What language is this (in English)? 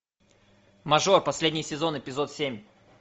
Russian